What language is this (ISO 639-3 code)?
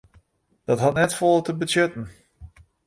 fry